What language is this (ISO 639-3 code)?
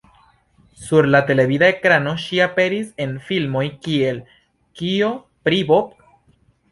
epo